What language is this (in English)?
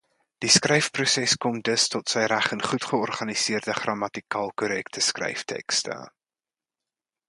Afrikaans